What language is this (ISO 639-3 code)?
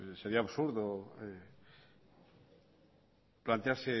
spa